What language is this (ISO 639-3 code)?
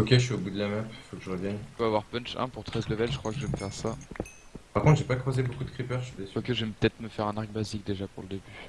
fra